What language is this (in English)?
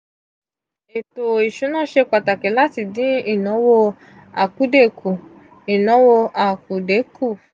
Yoruba